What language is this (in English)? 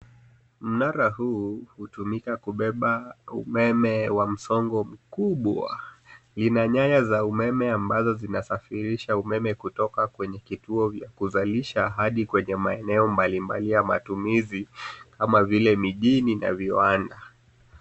Swahili